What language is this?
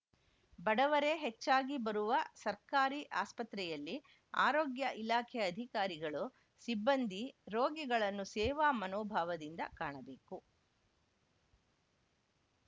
Kannada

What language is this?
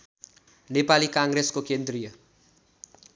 Nepali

